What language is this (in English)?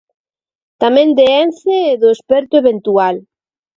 Galician